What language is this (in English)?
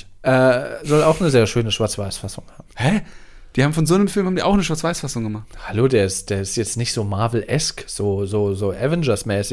German